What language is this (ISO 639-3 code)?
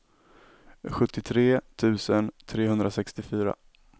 swe